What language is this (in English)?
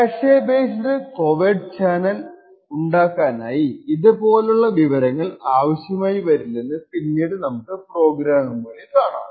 Malayalam